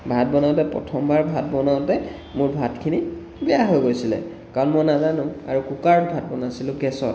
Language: Assamese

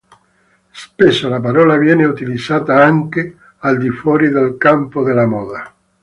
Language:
Italian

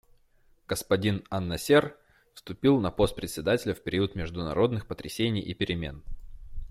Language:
Russian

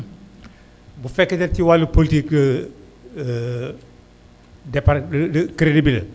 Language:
Wolof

